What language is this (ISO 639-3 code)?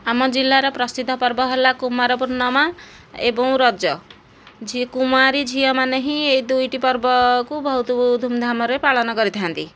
ori